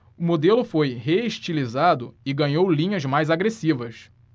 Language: Portuguese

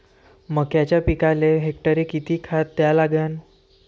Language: Marathi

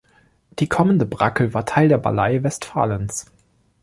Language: German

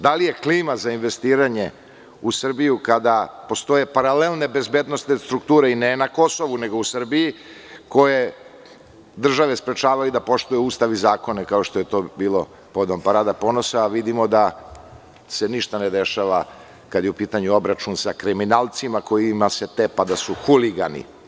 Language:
Serbian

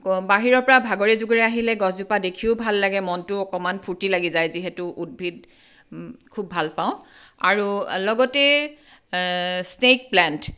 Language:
Assamese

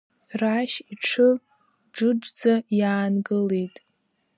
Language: Abkhazian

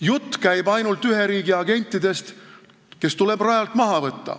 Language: Estonian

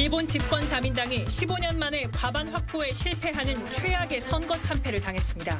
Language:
Korean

